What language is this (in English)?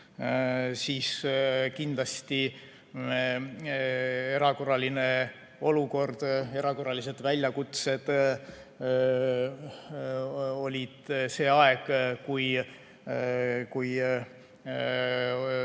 Estonian